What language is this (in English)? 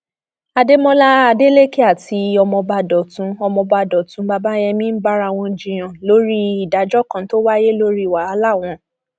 Yoruba